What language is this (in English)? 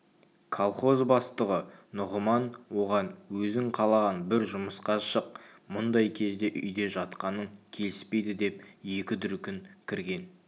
Kazakh